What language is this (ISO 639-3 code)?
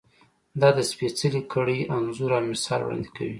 pus